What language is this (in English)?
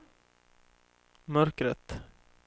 Swedish